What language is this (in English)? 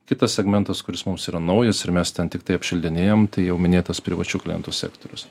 Lithuanian